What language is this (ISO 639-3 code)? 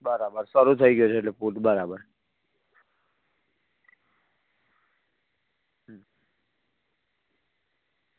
guj